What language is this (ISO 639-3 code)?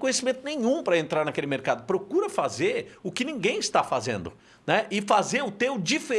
por